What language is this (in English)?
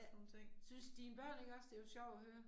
Danish